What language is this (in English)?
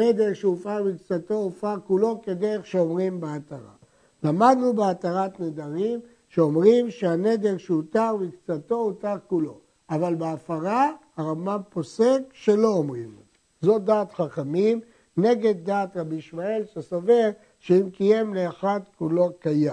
Hebrew